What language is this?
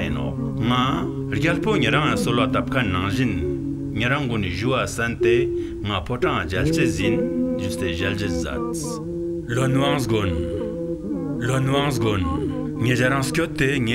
Turkish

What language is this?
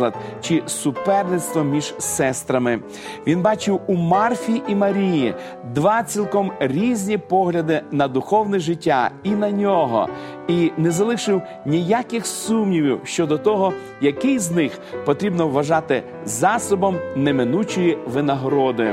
Ukrainian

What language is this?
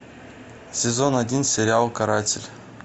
Russian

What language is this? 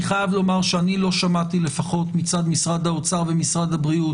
Hebrew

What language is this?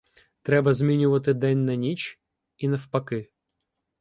Ukrainian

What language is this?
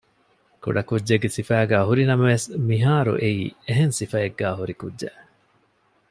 Divehi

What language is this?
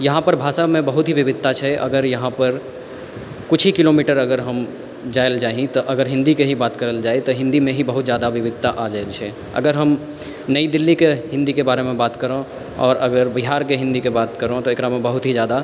Maithili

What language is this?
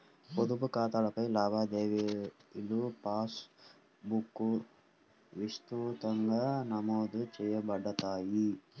Telugu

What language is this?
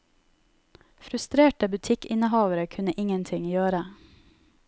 Norwegian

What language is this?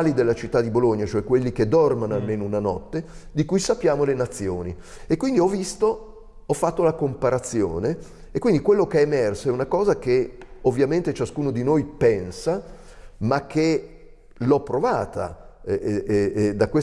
Italian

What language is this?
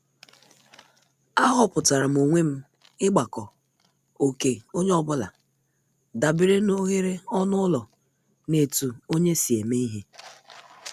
Igbo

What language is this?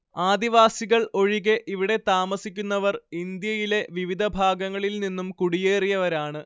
Malayalam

